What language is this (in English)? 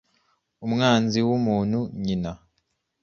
Kinyarwanda